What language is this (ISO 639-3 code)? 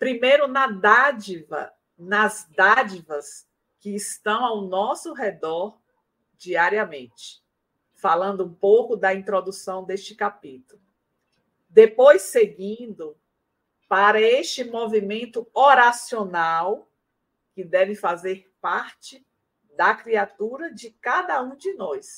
por